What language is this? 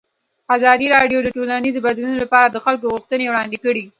Pashto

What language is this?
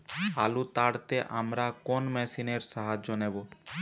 Bangla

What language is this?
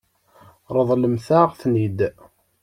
Kabyle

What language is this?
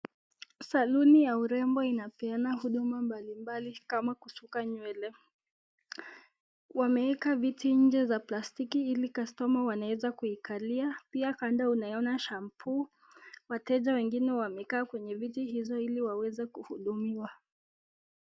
Swahili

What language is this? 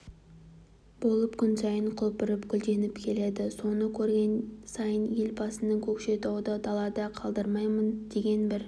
Kazakh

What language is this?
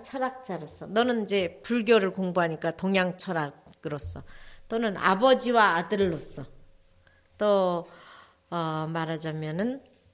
Korean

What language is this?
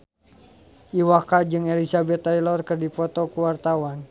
Sundanese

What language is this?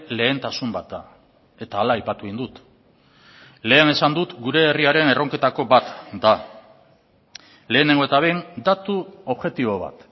Basque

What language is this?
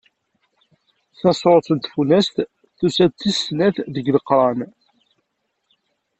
Kabyle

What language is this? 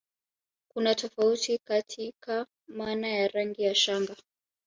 Swahili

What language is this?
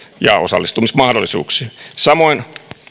Finnish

